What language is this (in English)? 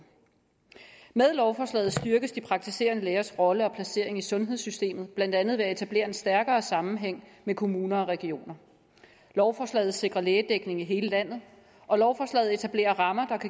Danish